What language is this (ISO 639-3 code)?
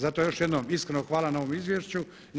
hrv